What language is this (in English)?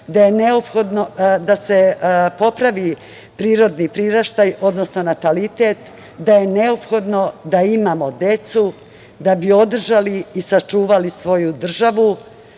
Serbian